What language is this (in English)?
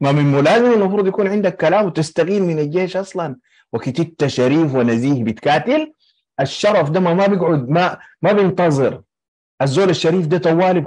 Arabic